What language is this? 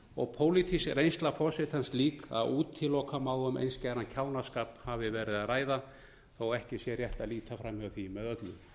Icelandic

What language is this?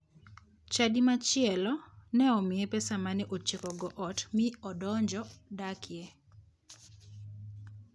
Luo (Kenya and Tanzania)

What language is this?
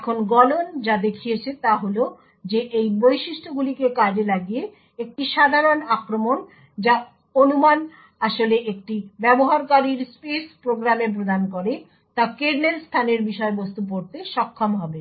Bangla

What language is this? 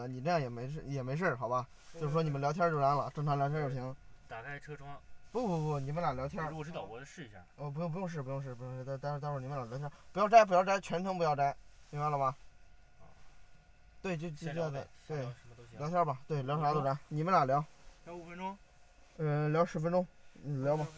Chinese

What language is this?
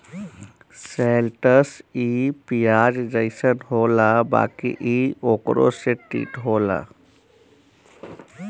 Bhojpuri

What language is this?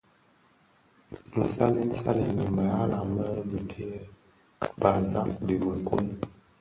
Bafia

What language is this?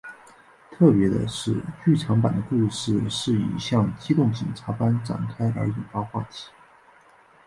Chinese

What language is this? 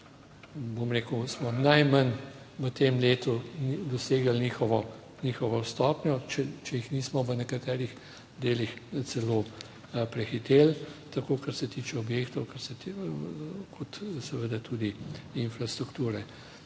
Slovenian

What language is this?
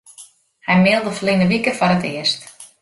Western Frisian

